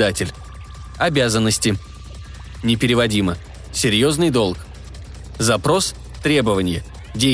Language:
Russian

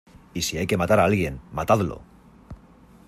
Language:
Spanish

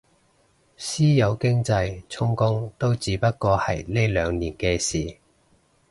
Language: Cantonese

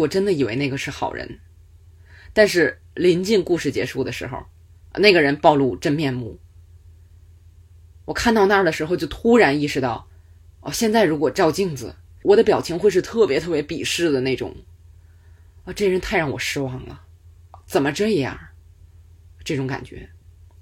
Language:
Chinese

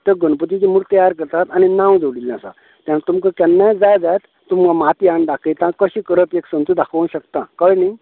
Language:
Konkani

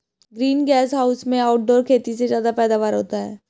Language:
Hindi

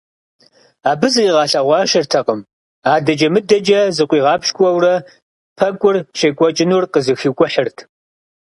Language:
Kabardian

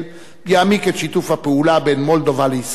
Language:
Hebrew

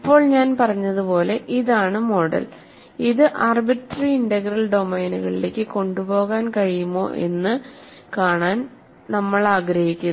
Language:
Malayalam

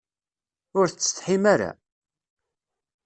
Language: Kabyle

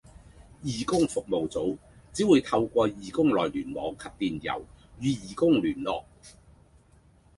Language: Cantonese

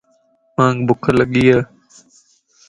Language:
Lasi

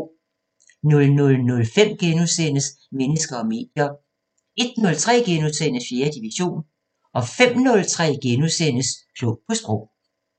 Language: Danish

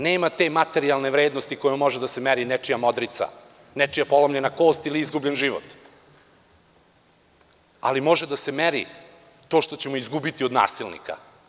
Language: Serbian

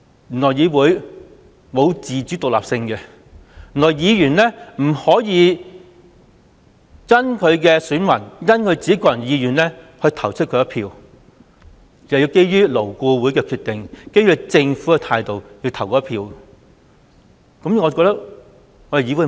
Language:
Cantonese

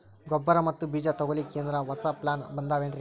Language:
Kannada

